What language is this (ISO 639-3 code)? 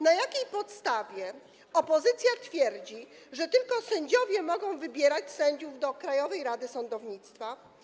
pol